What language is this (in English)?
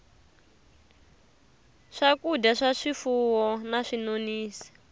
Tsonga